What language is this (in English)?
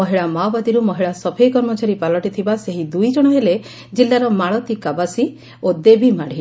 Odia